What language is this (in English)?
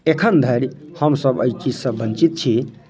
Maithili